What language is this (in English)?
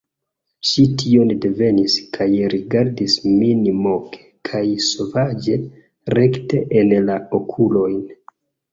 Esperanto